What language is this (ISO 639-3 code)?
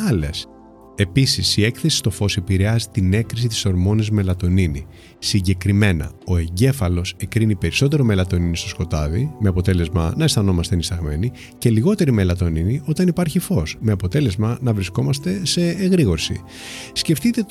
ell